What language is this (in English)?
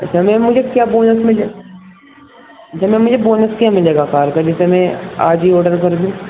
Urdu